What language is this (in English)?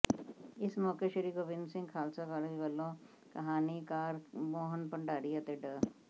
Punjabi